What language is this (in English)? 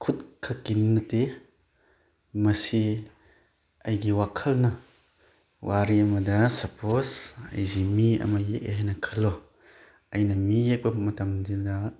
Manipuri